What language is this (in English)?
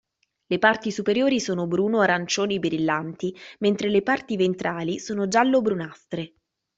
Italian